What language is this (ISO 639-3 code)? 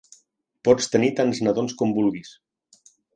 cat